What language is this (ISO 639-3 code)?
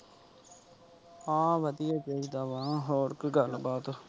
pan